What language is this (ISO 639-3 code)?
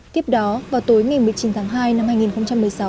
vie